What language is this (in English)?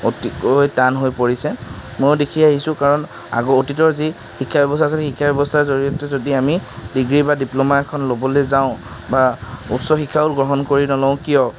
Assamese